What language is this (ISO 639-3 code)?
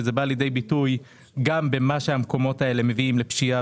heb